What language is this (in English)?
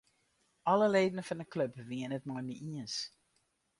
Western Frisian